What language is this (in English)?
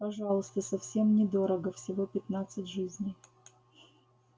Russian